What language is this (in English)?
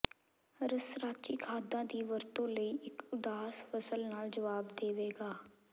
Punjabi